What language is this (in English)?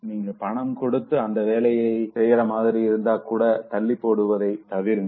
Tamil